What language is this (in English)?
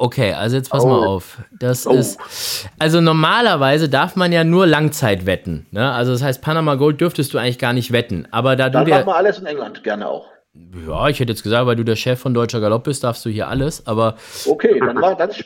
German